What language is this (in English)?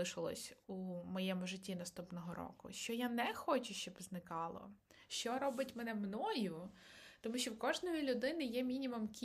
Ukrainian